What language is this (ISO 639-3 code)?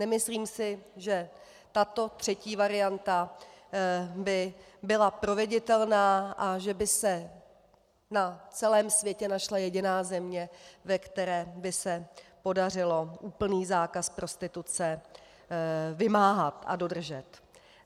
ces